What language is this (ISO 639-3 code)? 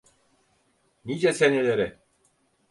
tur